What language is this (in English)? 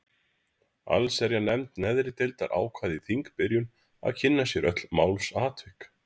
Icelandic